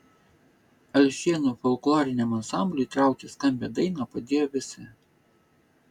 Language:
Lithuanian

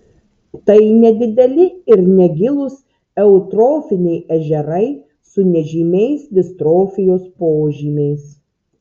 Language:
Lithuanian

